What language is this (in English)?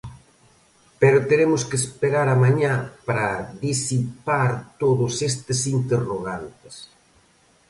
Galician